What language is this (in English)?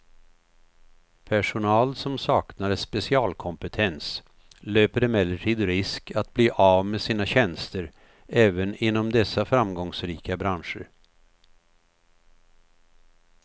Swedish